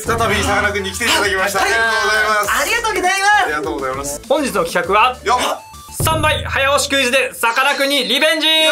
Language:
Japanese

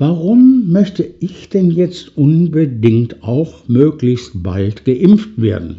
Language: German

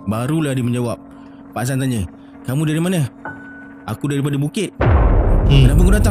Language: Malay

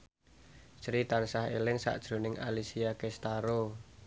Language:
Javanese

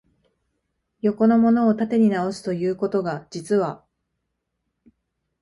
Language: Japanese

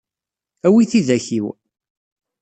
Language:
Kabyle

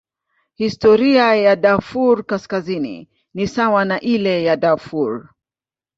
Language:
Swahili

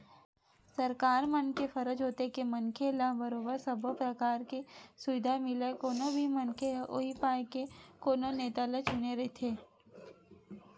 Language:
Chhattisgarhi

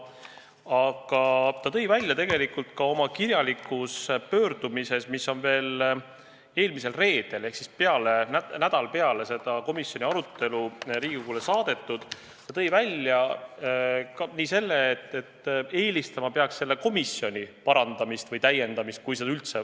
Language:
Estonian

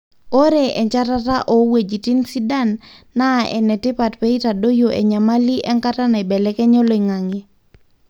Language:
Masai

